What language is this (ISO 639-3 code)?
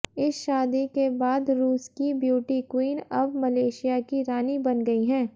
hin